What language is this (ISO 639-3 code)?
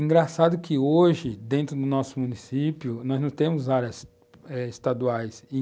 por